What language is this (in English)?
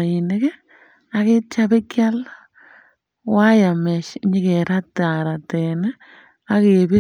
Kalenjin